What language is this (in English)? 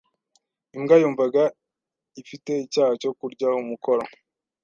Kinyarwanda